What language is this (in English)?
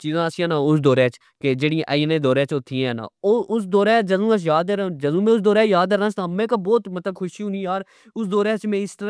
Pahari-Potwari